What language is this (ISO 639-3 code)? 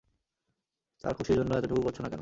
ben